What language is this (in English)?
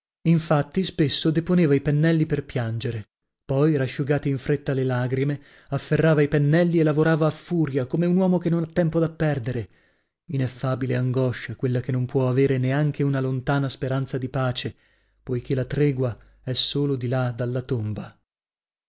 Italian